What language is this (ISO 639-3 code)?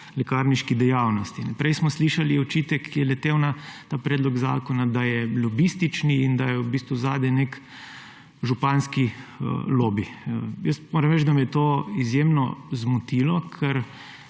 slv